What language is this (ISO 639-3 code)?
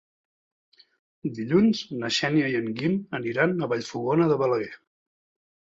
cat